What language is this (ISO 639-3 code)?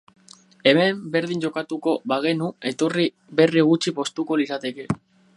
eus